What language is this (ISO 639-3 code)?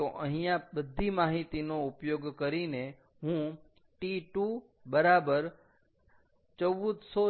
guj